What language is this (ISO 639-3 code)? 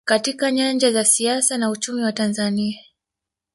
swa